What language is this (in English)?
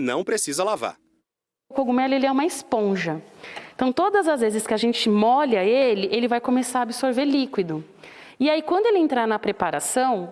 Portuguese